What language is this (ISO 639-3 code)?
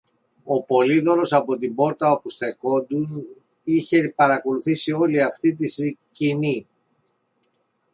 ell